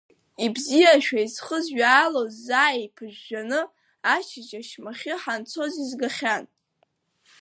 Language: Abkhazian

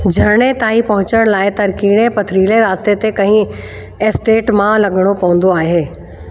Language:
Sindhi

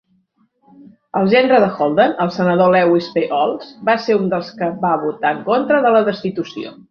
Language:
Catalan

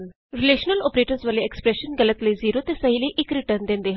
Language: Punjabi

